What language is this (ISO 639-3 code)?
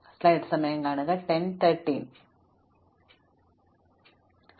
mal